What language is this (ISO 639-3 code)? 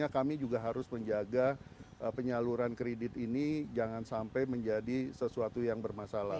ind